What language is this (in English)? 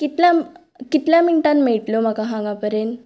Konkani